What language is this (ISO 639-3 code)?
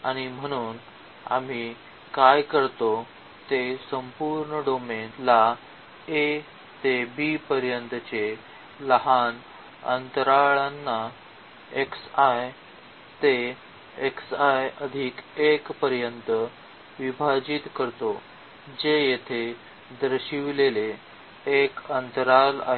mar